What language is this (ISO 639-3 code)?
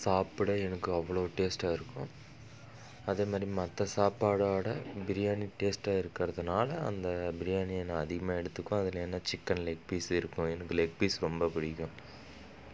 tam